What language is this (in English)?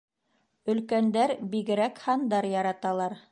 Bashkir